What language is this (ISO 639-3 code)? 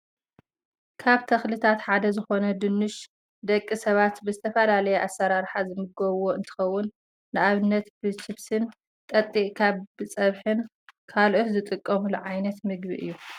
tir